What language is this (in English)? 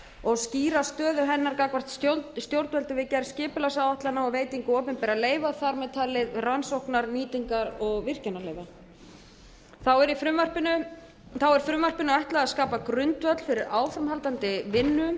Icelandic